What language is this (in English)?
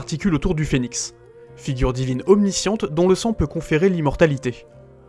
French